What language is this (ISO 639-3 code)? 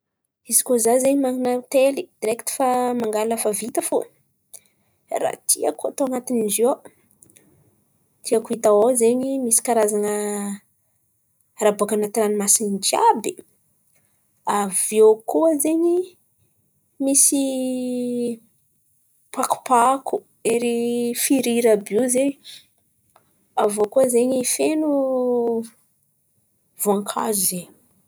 xmv